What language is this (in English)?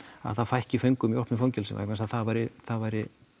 Icelandic